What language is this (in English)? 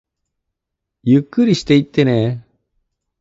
Japanese